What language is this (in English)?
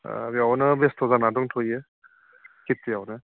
Bodo